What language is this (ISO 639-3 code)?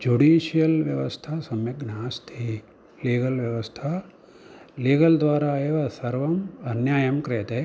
san